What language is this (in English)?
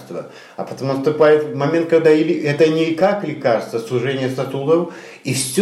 Russian